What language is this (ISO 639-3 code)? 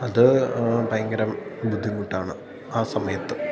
mal